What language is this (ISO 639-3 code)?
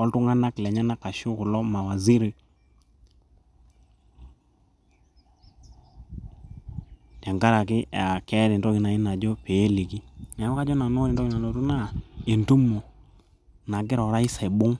mas